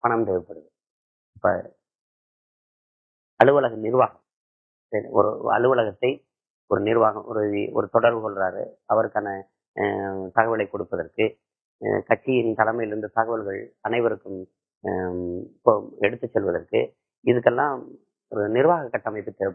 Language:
Spanish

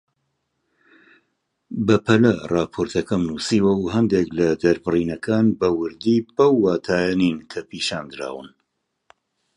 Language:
Central Kurdish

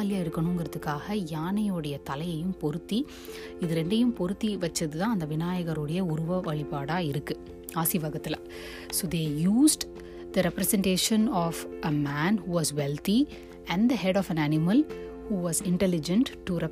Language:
Tamil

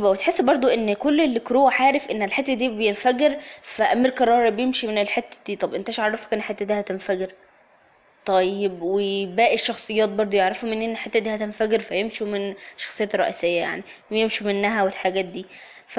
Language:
Arabic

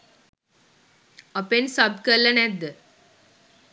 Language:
Sinhala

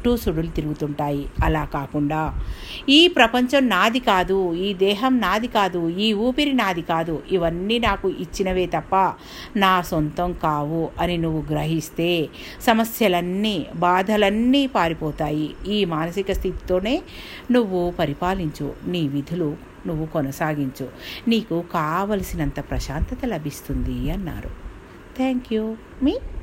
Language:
Telugu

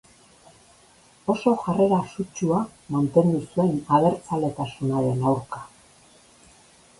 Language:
Basque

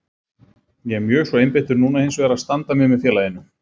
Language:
Icelandic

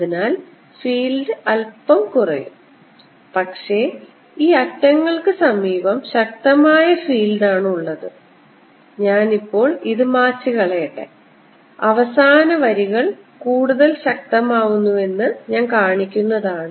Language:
Malayalam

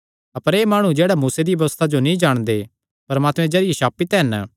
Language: Kangri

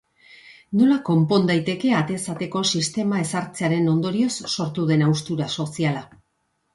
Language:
Basque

